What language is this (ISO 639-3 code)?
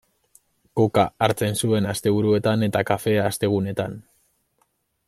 eus